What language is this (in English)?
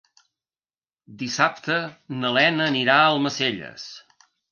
Catalan